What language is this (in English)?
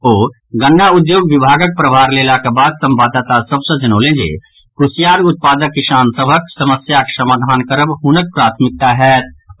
Maithili